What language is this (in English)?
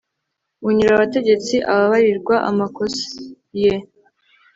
Kinyarwanda